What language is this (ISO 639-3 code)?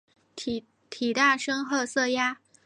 zho